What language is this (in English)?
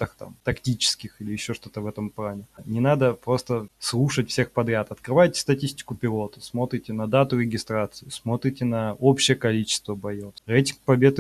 Russian